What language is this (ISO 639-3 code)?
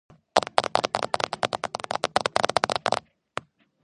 kat